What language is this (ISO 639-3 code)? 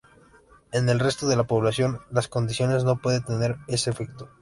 spa